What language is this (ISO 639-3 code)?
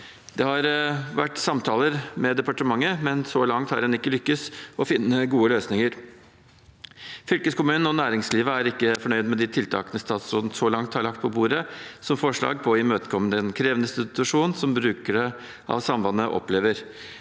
nor